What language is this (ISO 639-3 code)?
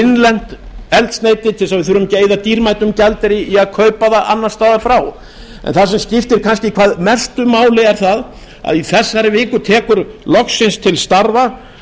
isl